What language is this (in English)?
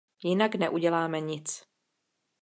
Czech